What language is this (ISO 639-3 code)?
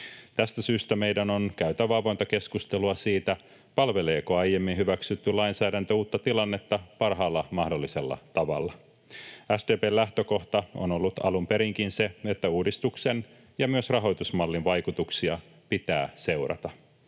fin